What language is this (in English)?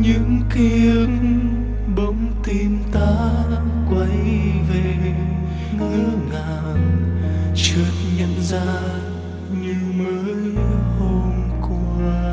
Vietnamese